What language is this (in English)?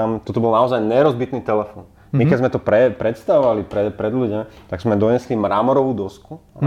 Slovak